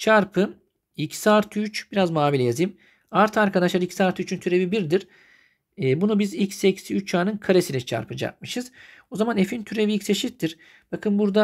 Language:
Turkish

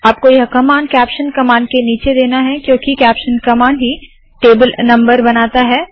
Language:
Hindi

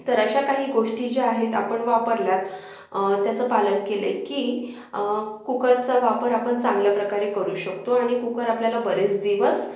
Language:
Marathi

